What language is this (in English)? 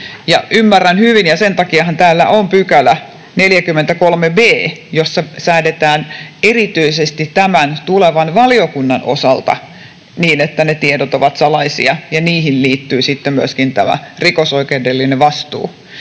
Finnish